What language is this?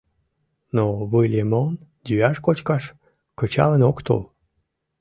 Mari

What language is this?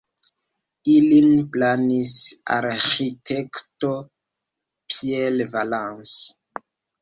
Esperanto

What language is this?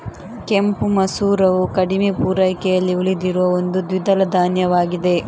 Kannada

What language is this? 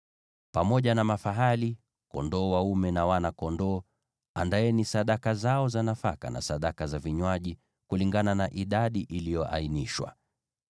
Swahili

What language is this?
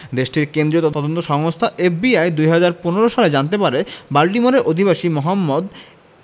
Bangla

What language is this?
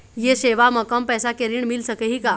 Chhattisgarhi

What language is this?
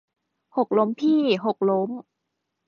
Thai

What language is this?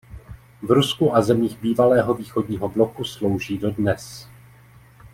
Czech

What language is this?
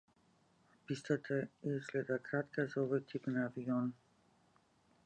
Macedonian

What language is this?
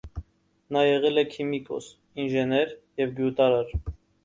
Armenian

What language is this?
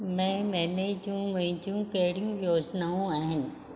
Sindhi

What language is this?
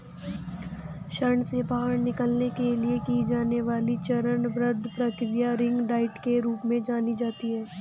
Hindi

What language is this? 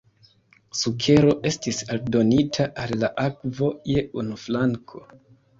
Esperanto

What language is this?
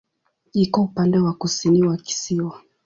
Swahili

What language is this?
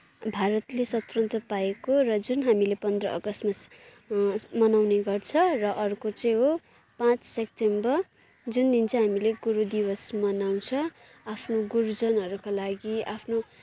Nepali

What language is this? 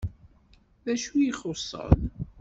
Kabyle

